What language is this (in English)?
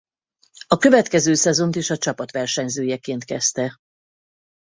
Hungarian